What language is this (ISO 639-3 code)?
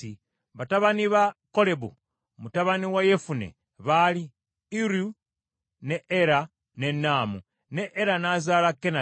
lug